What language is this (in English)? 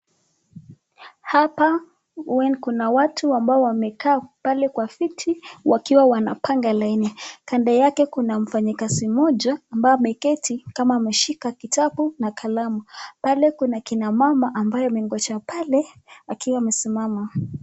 Swahili